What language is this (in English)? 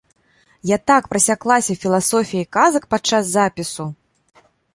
Belarusian